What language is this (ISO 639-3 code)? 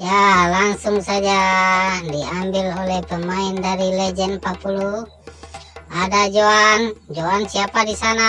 ind